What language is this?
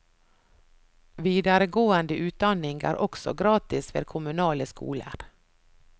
Norwegian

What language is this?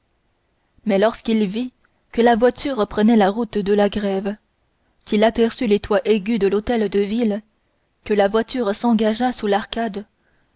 French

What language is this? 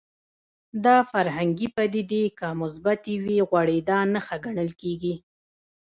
Pashto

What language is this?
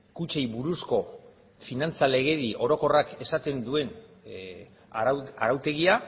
Basque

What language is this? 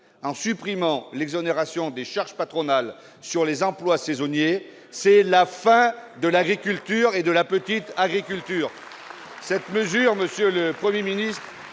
French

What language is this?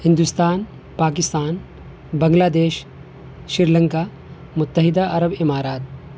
Urdu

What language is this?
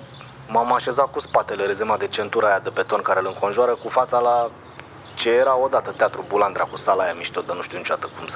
Romanian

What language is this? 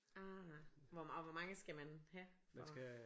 Danish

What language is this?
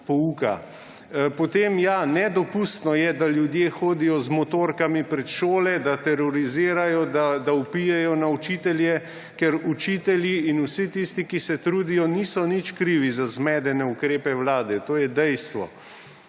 Slovenian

